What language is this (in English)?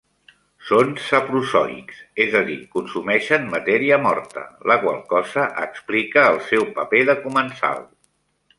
Catalan